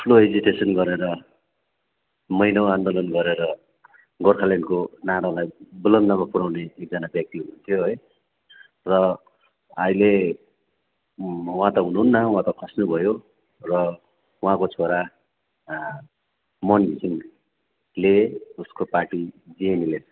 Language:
Nepali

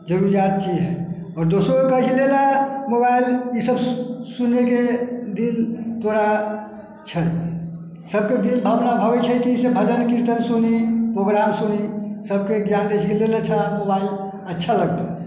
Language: Maithili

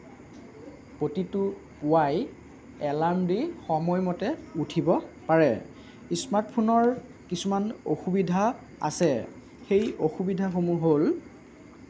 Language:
Assamese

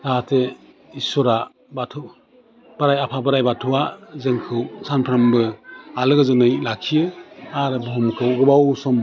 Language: Bodo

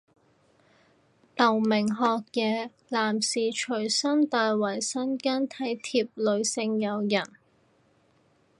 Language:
Cantonese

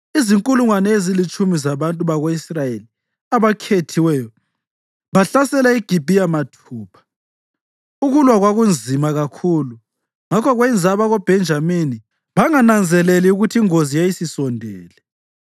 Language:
North Ndebele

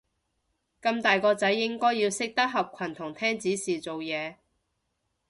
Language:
Cantonese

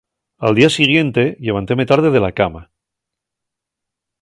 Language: Asturian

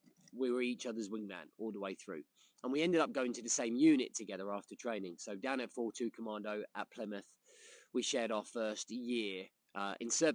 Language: English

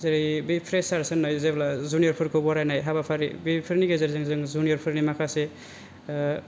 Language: Bodo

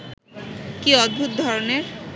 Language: Bangla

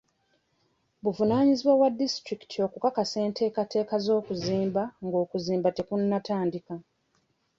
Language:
Ganda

